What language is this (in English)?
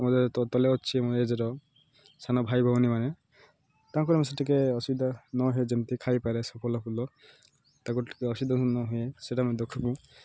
Odia